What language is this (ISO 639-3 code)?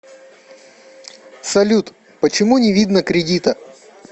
rus